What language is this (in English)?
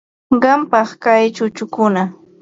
Ambo-Pasco Quechua